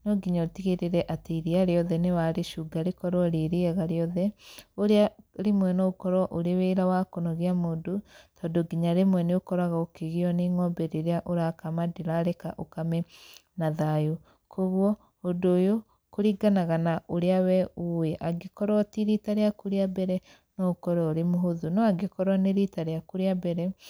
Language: Kikuyu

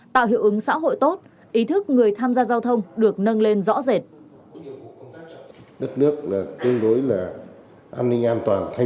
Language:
Vietnamese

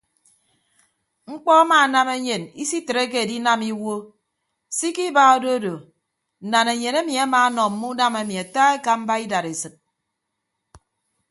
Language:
Ibibio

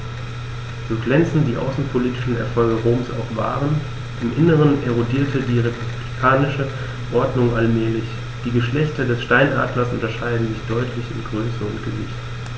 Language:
German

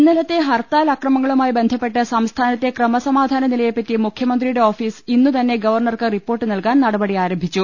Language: Malayalam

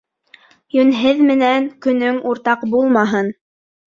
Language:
Bashkir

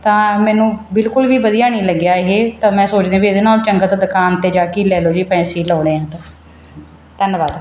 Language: Punjabi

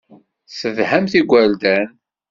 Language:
Kabyle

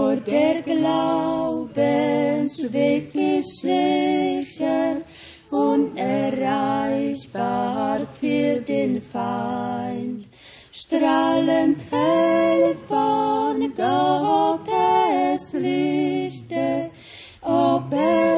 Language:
Croatian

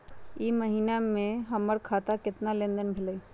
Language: Magahi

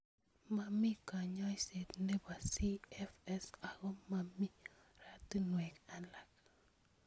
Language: Kalenjin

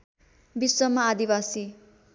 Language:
Nepali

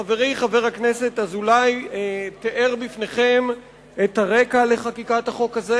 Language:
Hebrew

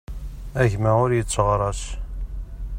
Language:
Kabyle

